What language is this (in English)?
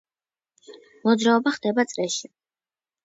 Georgian